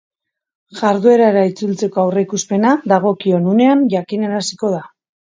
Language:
Basque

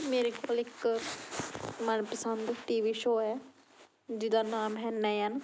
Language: Punjabi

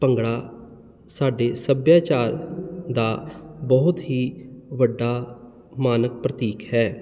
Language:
Punjabi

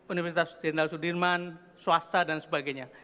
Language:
Indonesian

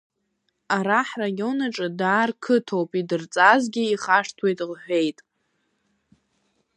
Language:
Abkhazian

